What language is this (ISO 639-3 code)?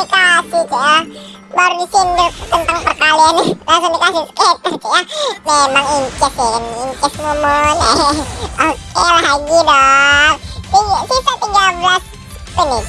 ind